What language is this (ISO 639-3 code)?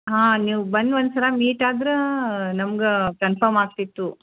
kan